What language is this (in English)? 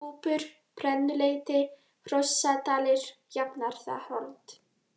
Icelandic